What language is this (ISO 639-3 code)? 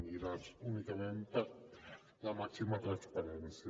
cat